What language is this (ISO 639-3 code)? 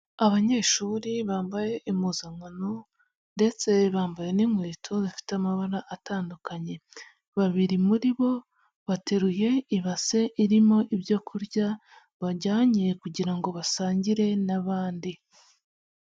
kin